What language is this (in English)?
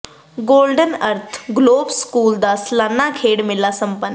Punjabi